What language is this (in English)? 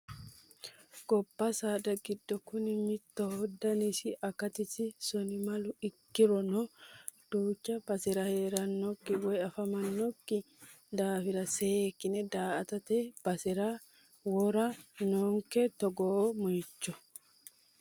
Sidamo